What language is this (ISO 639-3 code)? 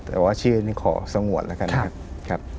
tha